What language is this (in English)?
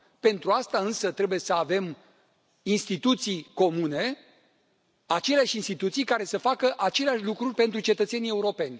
Romanian